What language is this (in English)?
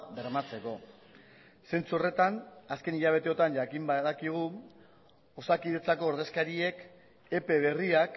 Basque